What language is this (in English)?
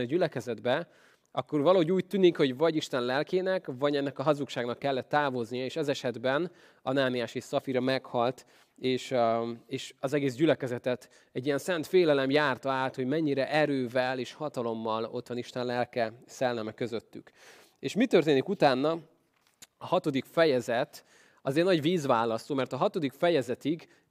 Hungarian